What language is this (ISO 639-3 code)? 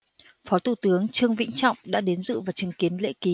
vie